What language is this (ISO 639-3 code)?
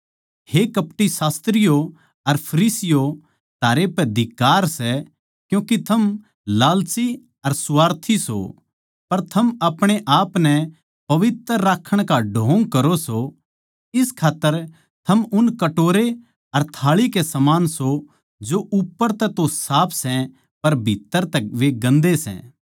bgc